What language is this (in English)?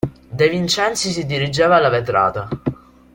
Italian